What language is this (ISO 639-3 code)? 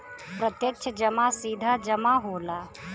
bho